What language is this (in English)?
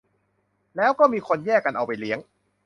Thai